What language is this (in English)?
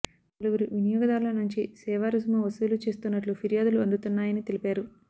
Telugu